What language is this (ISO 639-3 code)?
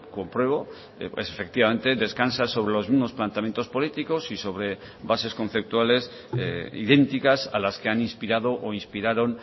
spa